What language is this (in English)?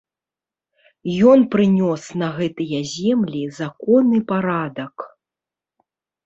Belarusian